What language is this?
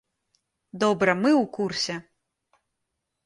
Belarusian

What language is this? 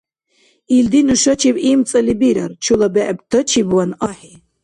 Dargwa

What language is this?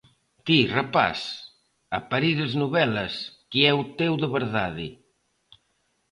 Galician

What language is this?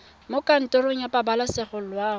Tswana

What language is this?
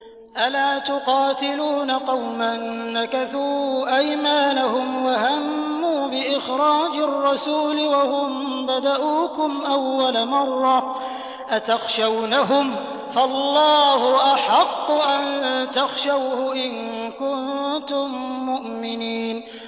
Arabic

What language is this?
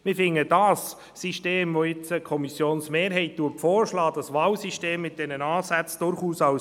Swiss German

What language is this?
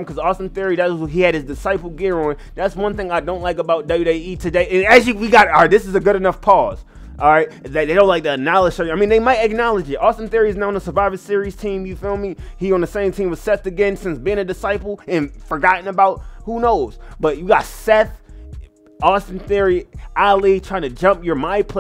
English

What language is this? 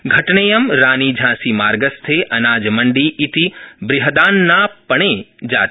Sanskrit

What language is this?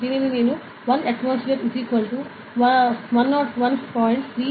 Telugu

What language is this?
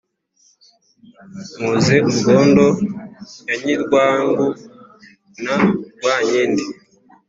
Kinyarwanda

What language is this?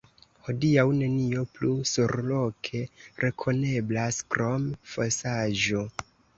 Esperanto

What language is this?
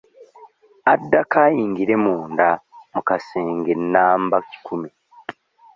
Ganda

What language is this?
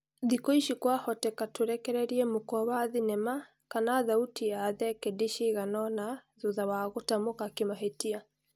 Kikuyu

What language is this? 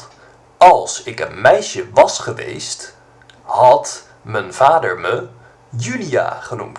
Dutch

